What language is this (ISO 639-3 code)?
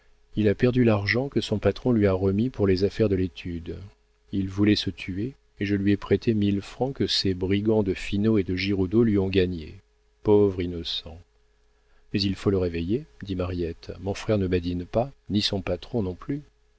fra